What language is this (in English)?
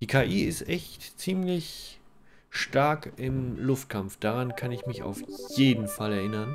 German